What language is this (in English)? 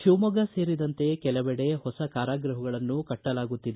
Kannada